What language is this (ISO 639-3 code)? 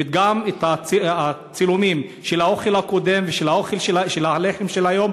heb